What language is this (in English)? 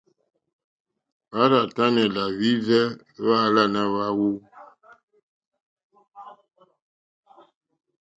Mokpwe